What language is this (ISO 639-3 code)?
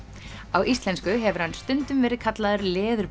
isl